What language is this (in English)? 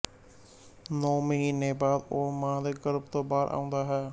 Punjabi